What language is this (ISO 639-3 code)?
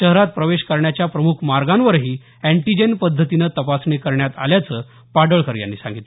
mar